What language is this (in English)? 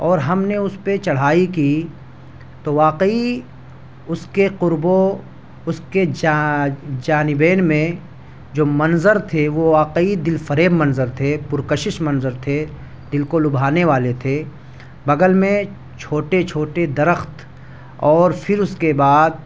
Urdu